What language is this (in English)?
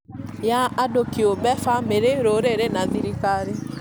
Kikuyu